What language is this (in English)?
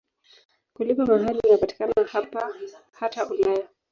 Swahili